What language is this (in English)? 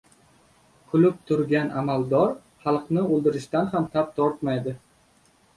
Uzbek